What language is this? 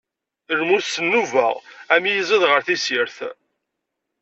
Kabyle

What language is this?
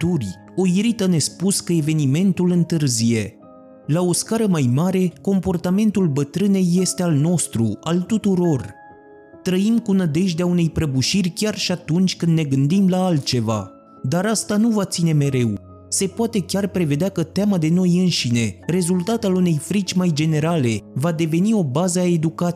Romanian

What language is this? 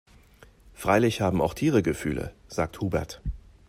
German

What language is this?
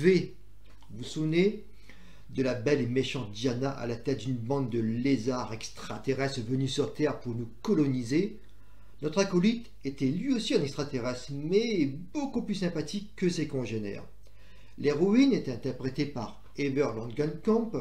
French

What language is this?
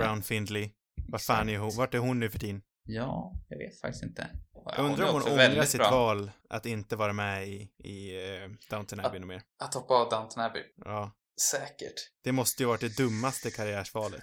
Swedish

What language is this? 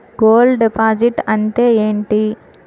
Telugu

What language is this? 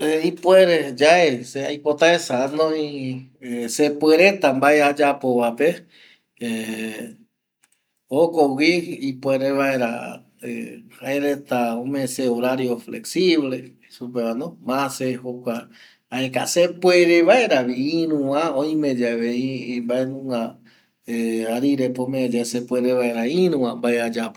Eastern Bolivian Guaraní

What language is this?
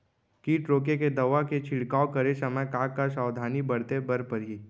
Chhattisgarhi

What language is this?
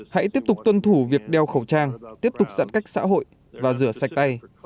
Vietnamese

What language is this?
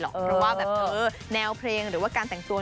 Thai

